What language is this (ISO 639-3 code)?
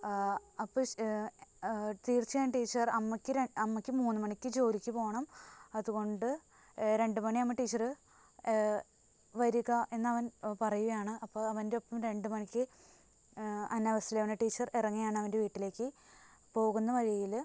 mal